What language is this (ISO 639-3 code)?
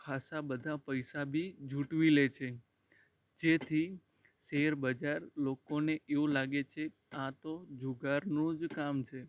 guj